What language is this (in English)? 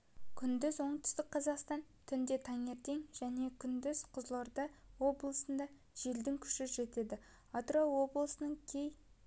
Kazakh